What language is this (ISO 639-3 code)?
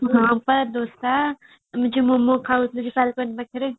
ori